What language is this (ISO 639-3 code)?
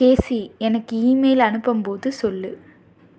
tam